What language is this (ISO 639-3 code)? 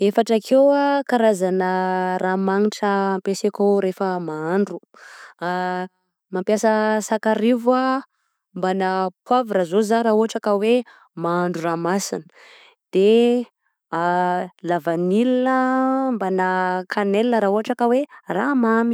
bzc